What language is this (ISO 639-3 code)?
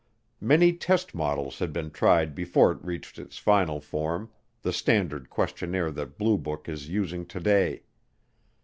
eng